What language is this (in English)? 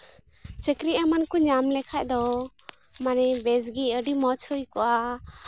Santali